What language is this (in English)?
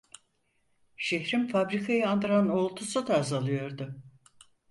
Turkish